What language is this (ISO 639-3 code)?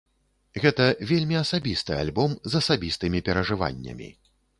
bel